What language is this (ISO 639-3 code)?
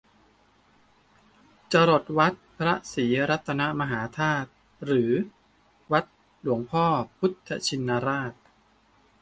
tha